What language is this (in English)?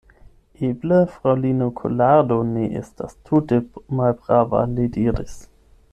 Esperanto